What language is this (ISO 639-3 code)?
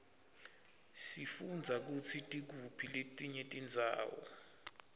ssw